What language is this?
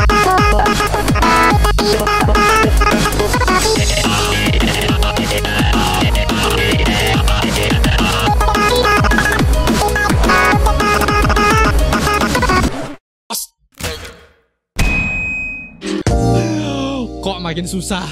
Indonesian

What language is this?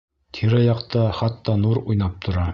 Bashkir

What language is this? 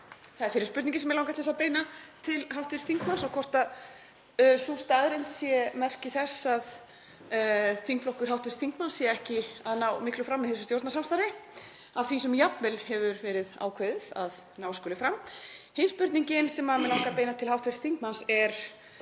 Icelandic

